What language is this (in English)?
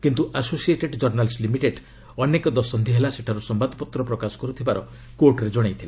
Odia